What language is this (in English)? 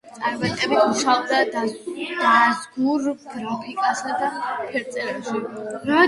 Georgian